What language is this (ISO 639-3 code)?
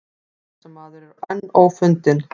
isl